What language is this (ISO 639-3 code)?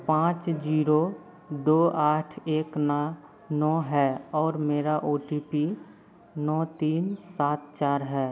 hin